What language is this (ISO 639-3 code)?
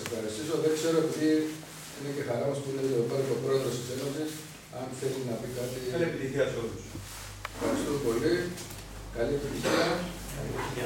ell